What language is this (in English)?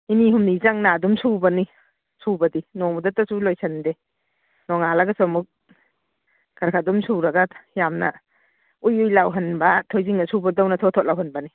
Manipuri